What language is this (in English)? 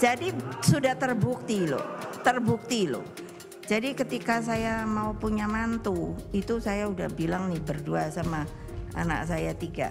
Indonesian